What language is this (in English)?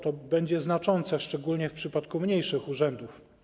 Polish